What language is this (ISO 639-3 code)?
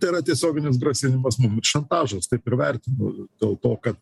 lit